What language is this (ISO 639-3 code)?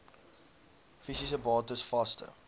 afr